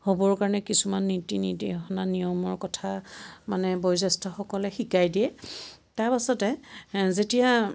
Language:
Assamese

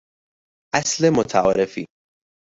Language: Persian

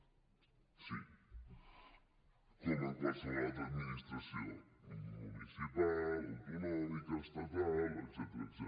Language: Catalan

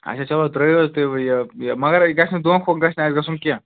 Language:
Kashmiri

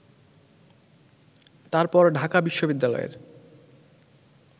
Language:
Bangla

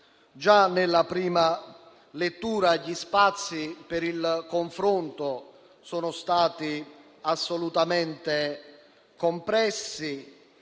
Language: Italian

